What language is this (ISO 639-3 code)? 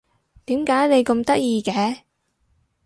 yue